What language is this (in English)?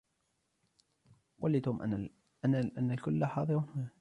Arabic